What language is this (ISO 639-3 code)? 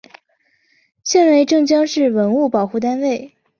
zho